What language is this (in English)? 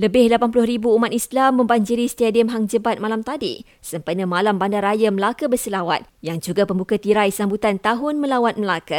Malay